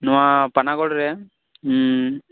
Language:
Santali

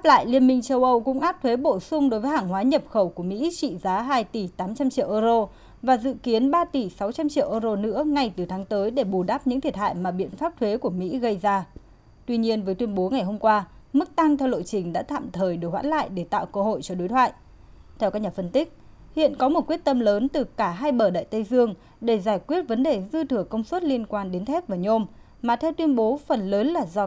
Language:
Vietnamese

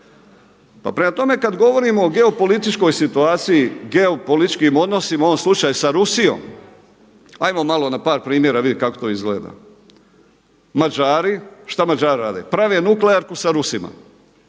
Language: Croatian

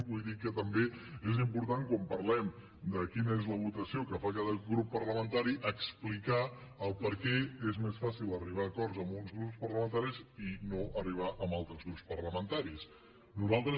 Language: Catalan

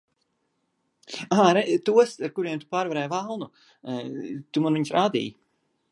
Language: Latvian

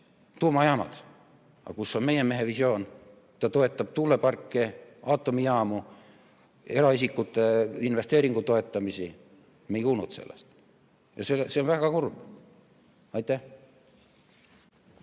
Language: Estonian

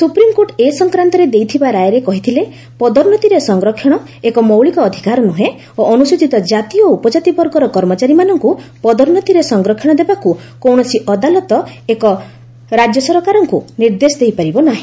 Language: Odia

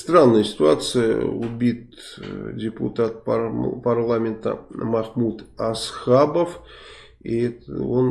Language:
Russian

